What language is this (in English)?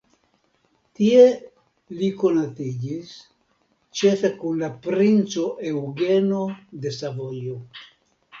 Esperanto